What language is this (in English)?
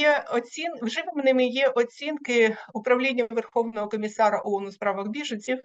Ukrainian